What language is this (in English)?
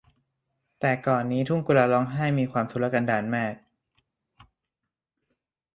Thai